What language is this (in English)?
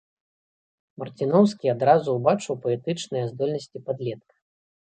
Belarusian